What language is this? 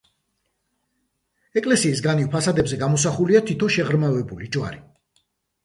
Georgian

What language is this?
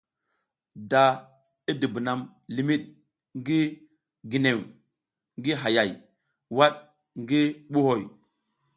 South Giziga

